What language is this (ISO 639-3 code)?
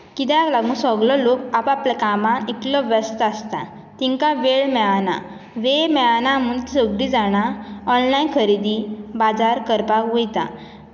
kok